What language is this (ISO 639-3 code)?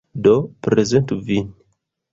epo